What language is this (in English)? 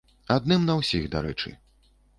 Belarusian